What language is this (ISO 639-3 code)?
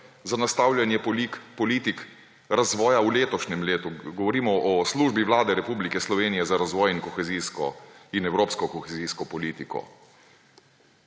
slv